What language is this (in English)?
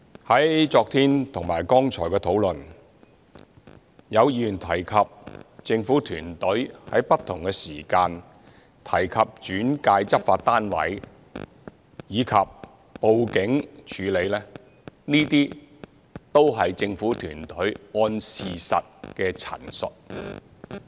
Cantonese